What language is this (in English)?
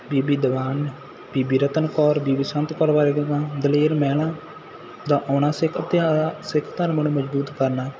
Punjabi